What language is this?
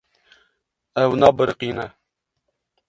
Kurdish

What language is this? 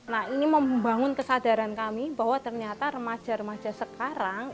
Indonesian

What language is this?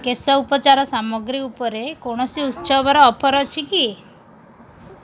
Odia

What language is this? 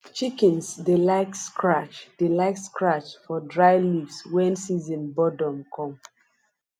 Nigerian Pidgin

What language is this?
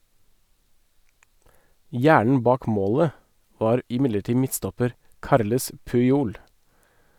Norwegian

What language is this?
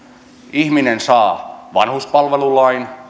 Finnish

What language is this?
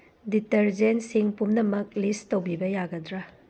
Manipuri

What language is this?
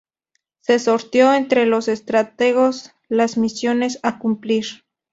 Spanish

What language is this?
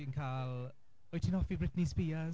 Welsh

